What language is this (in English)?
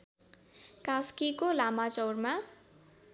Nepali